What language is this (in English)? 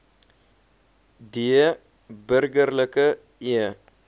Afrikaans